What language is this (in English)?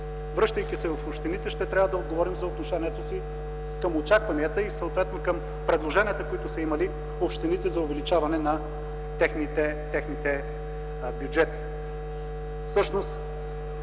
Bulgarian